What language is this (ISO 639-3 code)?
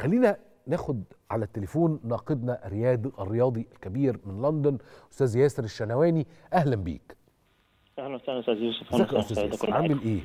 ara